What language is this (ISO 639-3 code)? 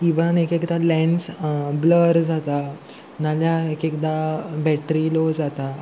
kok